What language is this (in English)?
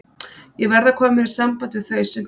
Icelandic